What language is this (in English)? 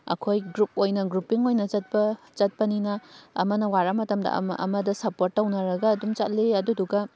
Manipuri